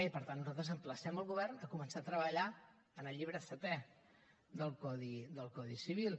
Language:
Catalan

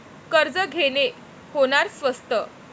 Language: Marathi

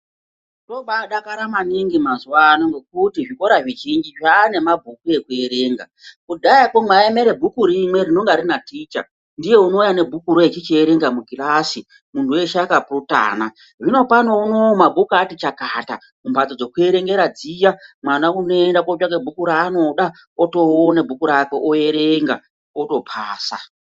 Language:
Ndau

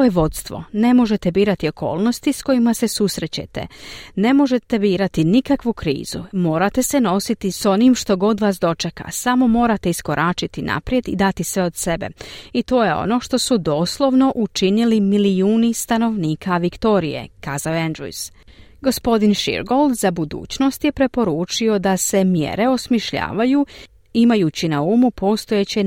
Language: Croatian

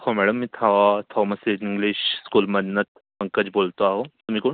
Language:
Marathi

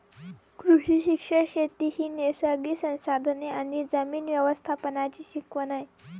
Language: Marathi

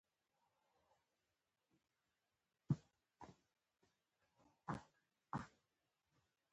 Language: Pashto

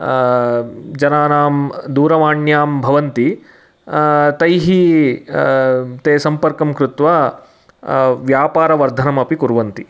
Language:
Sanskrit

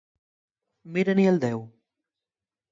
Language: Asturian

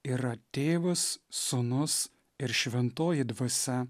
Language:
Lithuanian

